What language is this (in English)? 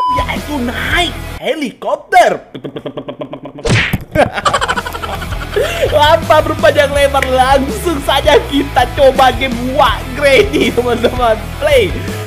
Indonesian